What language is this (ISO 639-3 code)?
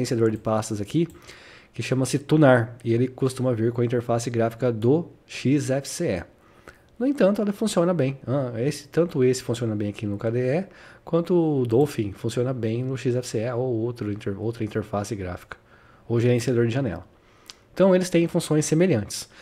por